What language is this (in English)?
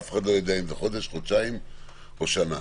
Hebrew